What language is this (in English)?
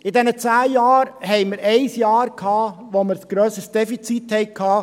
Swiss German